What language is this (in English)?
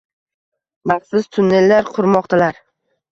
Uzbek